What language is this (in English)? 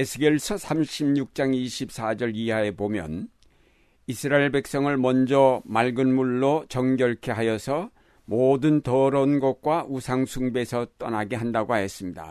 Korean